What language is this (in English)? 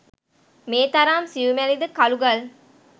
Sinhala